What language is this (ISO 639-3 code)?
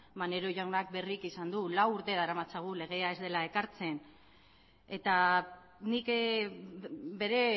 eus